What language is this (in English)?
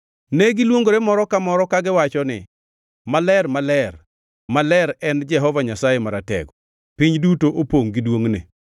Luo (Kenya and Tanzania)